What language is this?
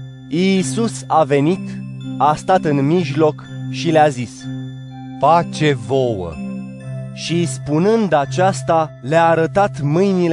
Romanian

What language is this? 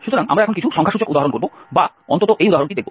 Bangla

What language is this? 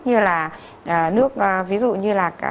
Vietnamese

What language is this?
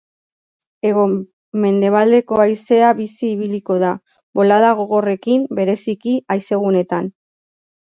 Basque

